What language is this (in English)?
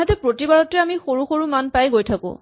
Assamese